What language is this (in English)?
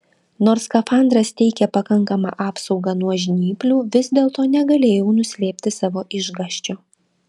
Lithuanian